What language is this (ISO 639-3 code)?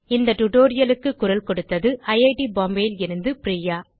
tam